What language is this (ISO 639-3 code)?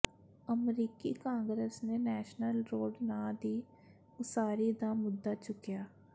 pan